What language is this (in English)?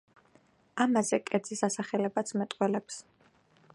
Georgian